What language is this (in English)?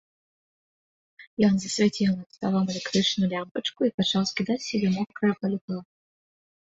Belarusian